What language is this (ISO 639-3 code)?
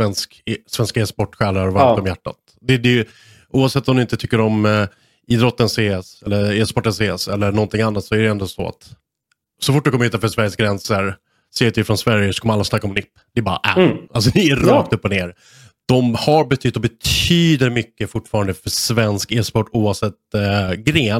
swe